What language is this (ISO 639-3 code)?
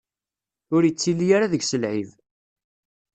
kab